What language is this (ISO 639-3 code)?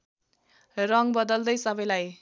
nep